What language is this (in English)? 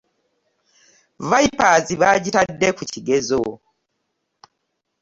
Ganda